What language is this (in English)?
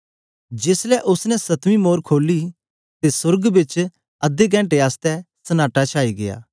Dogri